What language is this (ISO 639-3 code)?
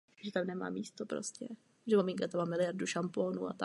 ces